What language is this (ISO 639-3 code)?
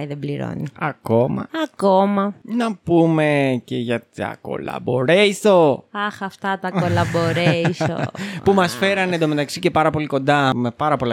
ell